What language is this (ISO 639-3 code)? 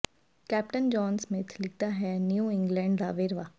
pan